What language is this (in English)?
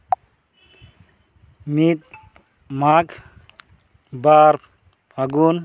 Santali